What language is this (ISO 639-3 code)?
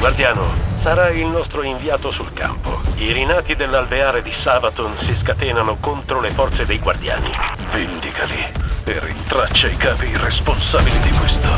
ita